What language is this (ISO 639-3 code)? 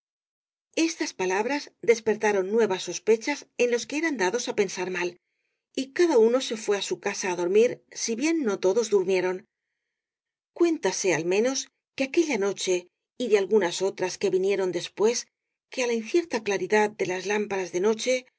spa